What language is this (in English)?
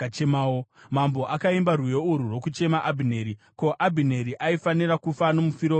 Shona